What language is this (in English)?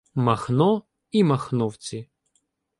Ukrainian